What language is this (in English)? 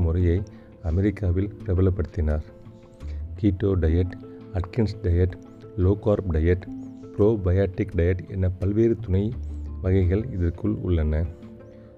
Tamil